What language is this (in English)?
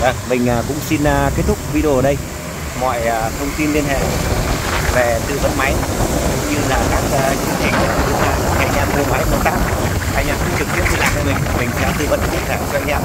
Vietnamese